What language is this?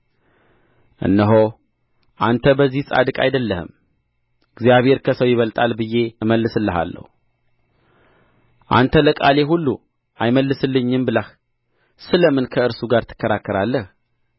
Amharic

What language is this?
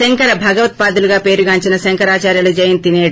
Telugu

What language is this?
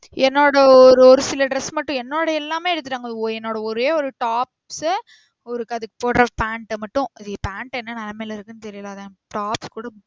Tamil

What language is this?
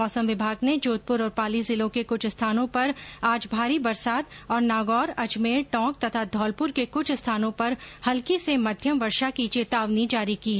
Hindi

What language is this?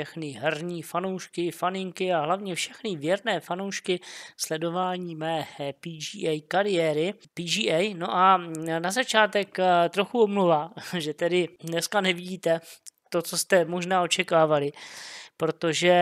Czech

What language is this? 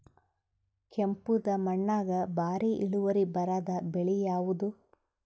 Kannada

